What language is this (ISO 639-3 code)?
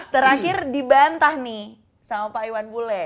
ind